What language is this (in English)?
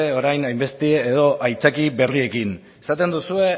Basque